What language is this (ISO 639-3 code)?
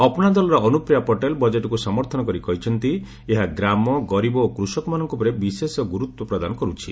ori